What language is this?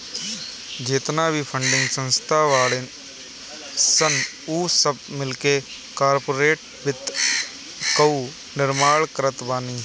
Bhojpuri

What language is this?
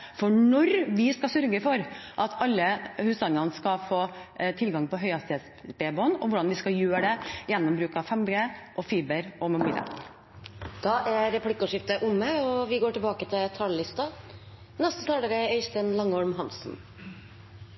Norwegian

